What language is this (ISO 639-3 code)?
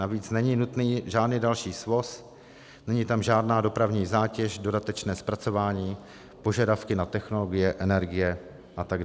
ces